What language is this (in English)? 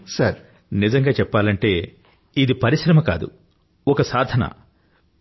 Telugu